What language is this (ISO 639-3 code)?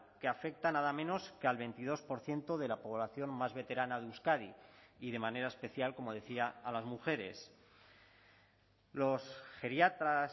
spa